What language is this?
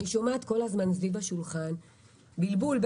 Hebrew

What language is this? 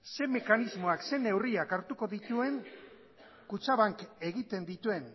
Basque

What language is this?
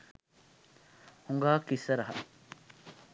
Sinhala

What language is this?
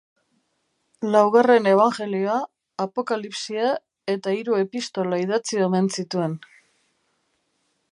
Basque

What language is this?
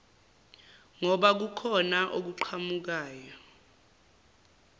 Zulu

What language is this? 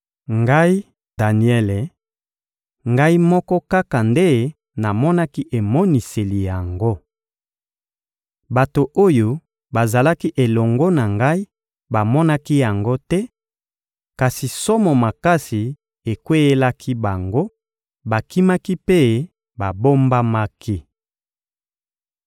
Lingala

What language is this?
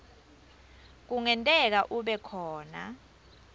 Swati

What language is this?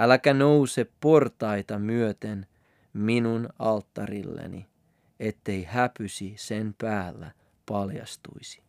Finnish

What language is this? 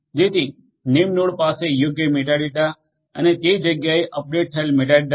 Gujarati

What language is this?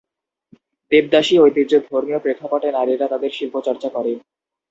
Bangla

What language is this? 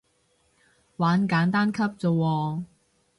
Cantonese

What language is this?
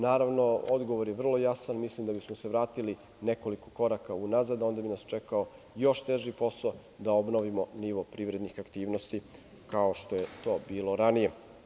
Serbian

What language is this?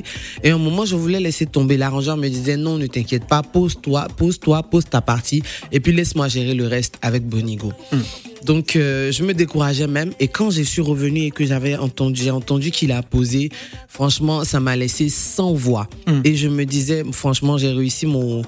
French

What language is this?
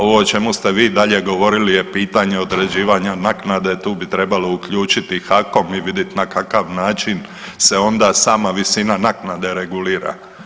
Croatian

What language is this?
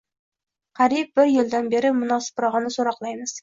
Uzbek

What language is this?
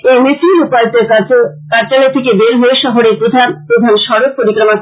Bangla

